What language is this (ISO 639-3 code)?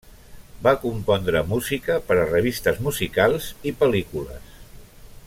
cat